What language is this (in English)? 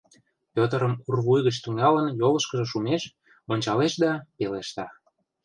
Mari